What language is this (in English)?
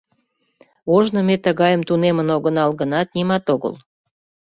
Mari